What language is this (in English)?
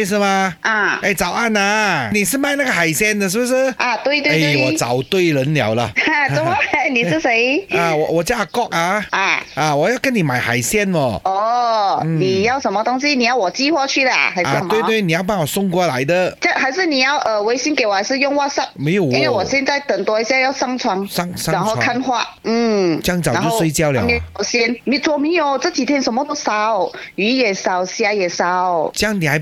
Chinese